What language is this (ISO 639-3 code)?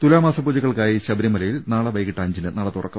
mal